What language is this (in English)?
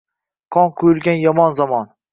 Uzbek